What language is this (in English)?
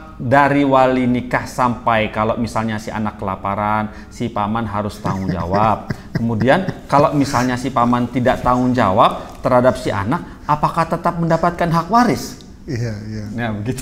Indonesian